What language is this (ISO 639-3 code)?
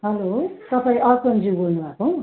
nep